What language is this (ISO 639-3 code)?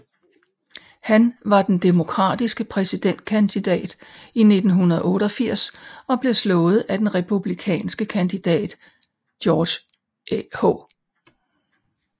dan